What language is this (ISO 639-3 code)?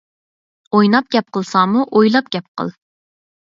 uig